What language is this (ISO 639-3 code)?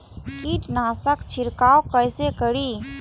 mai